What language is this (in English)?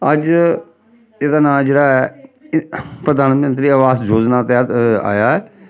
Dogri